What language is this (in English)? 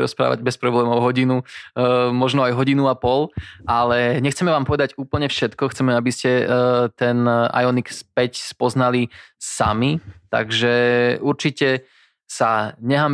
Slovak